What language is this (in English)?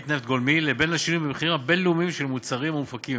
Hebrew